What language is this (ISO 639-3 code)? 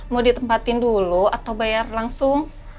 ind